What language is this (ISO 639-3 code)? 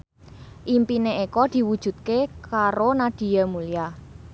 jav